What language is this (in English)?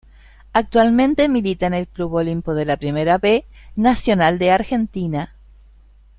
Spanish